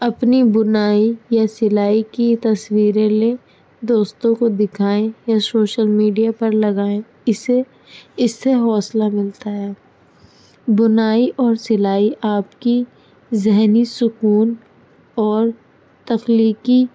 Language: Urdu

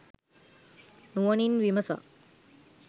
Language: Sinhala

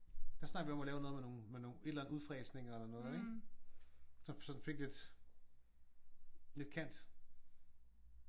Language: Danish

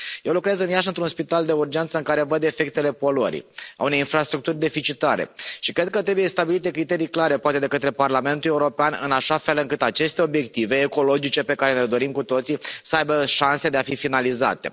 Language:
Romanian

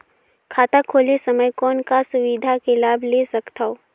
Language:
Chhattisgarhi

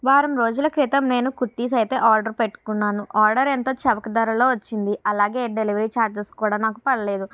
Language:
Telugu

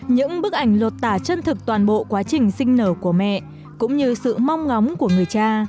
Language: Vietnamese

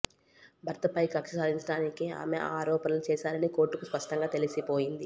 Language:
Telugu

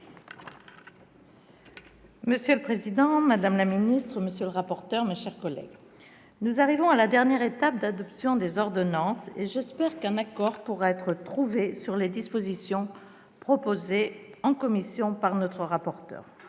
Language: French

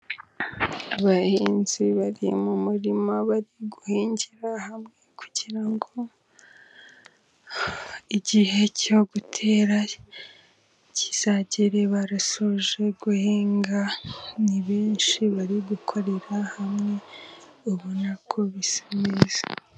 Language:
Kinyarwanda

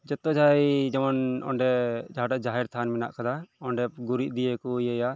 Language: Santali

